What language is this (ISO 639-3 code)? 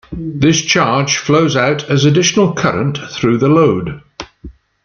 eng